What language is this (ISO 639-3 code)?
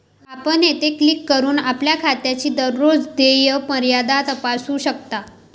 mar